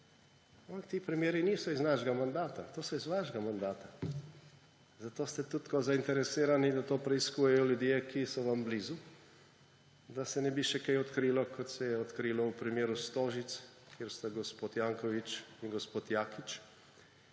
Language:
Slovenian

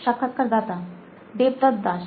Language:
Bangla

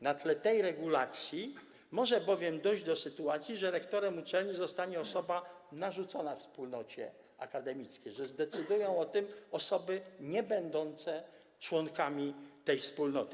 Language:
Polish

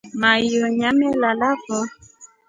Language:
Rombo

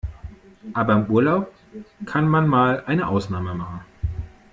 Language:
German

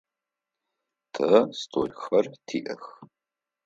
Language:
Adyghe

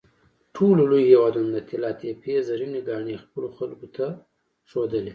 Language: Pashto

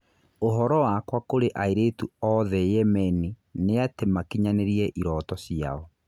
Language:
Kikuyu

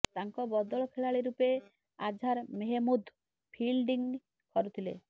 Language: Odia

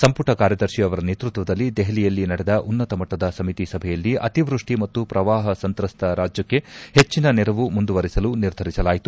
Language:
Kannada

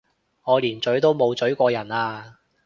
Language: Cantonese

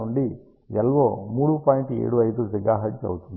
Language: Telugu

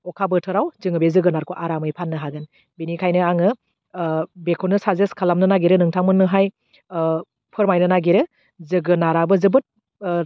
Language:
Bodo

